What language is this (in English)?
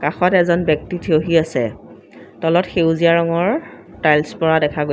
Assamese